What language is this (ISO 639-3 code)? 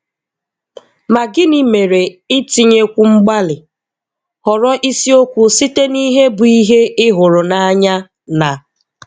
ibo